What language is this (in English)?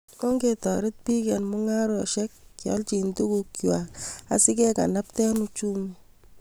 Kalenjin